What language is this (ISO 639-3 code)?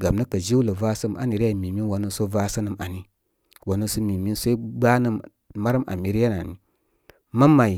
kmy